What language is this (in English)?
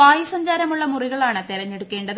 Malayalam